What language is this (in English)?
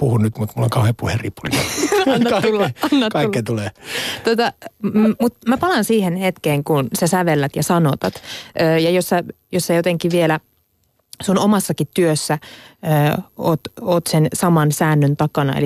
Finnish